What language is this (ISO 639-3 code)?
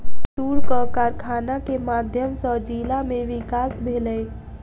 mai